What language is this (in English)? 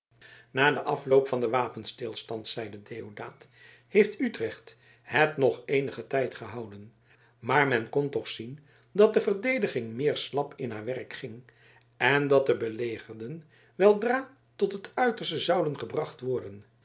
Dutch